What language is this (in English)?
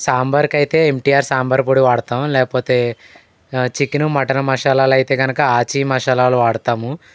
Telugu